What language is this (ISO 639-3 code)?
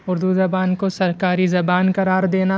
urd